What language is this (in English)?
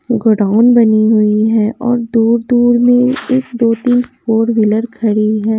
Hindi